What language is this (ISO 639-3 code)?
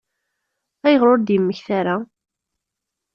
kab